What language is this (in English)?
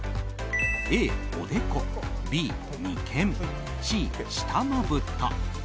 Japanese